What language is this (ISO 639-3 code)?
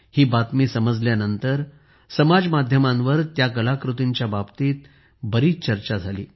mar